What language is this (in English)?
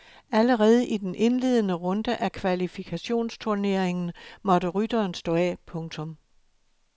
Danish